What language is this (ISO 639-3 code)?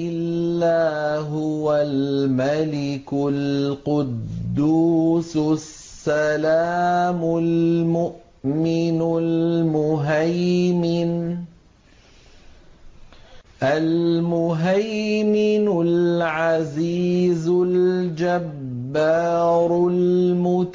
ara